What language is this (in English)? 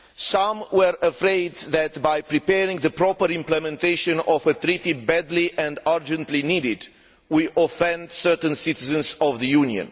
English